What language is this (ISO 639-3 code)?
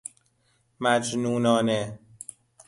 fas